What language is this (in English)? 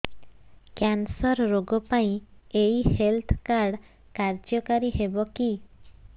Odia